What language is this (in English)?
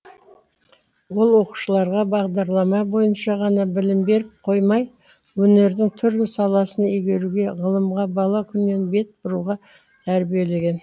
Kazakh